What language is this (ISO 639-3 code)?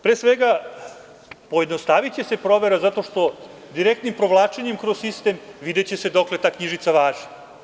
srp